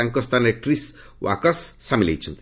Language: Odia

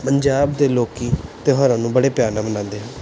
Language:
Punjabi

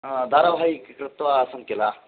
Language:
Sanskrit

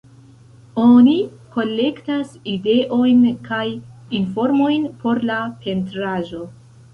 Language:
Esperanto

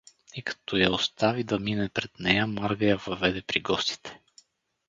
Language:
Bulgarian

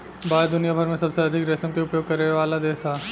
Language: Bhojpuri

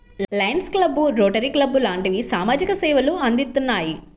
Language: Telugu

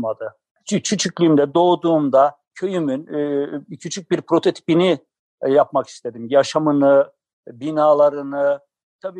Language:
Turkish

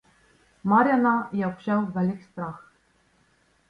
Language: Slovenian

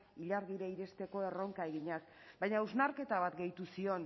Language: Basque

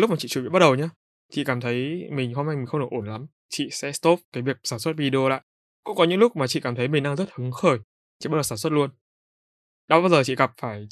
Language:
Vietnamese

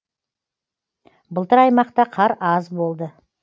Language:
Kazakh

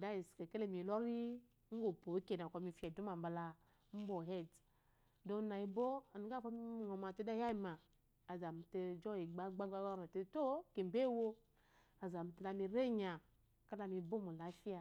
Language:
Eloyi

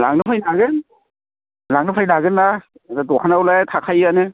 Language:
Bodo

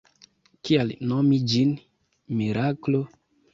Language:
Esperanto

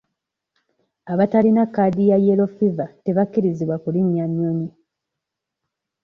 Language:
Ganda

